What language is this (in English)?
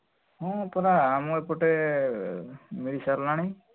Odia